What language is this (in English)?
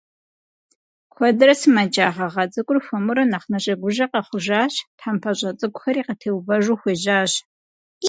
Kabardian